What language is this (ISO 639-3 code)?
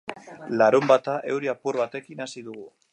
eus